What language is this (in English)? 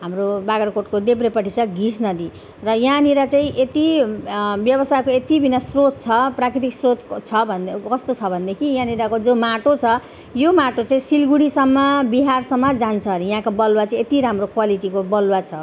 Nepali